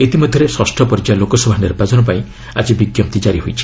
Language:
Odia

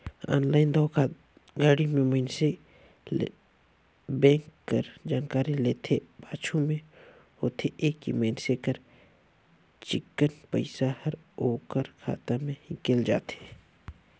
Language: Chhattisgarhi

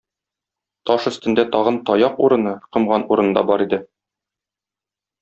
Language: Tatar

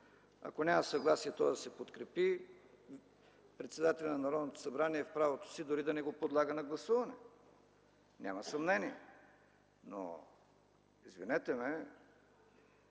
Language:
Bulgarian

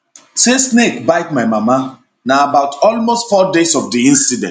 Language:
Nigerian Pidgin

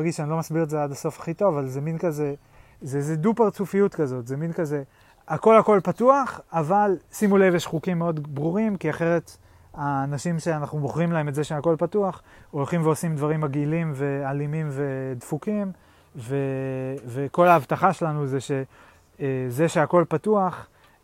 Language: Hebrew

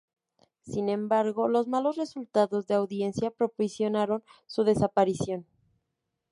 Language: Spanish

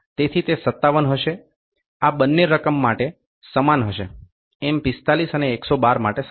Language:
Gujarati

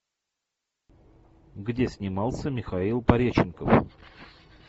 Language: Russian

